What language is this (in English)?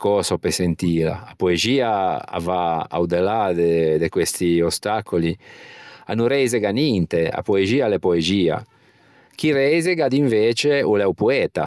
Ligurian